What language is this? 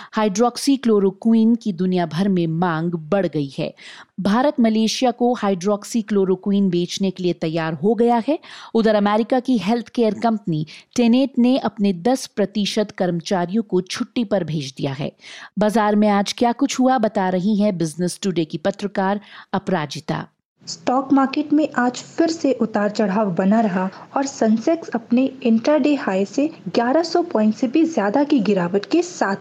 Hindi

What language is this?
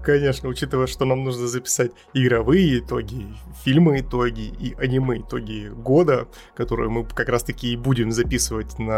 Russian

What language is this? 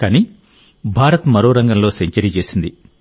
Telugu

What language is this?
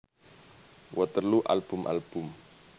Javanese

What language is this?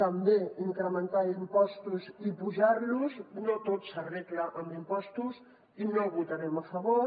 Catalan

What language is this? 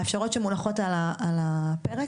Hebrew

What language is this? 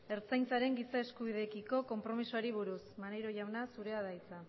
Basque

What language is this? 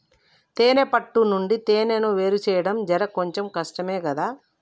Telugu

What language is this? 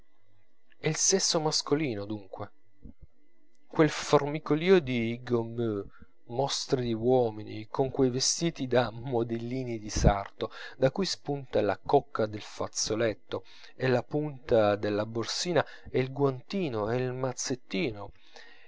Italian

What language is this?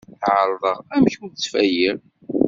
Kabyle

